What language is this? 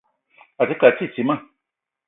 Eton (Cameroon)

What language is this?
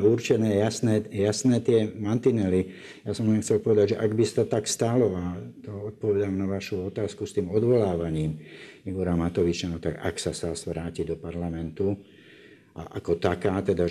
Slovak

